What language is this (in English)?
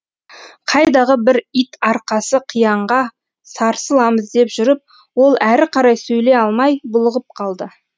Kazakh